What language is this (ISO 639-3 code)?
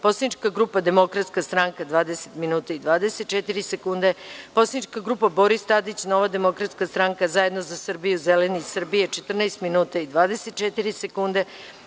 srp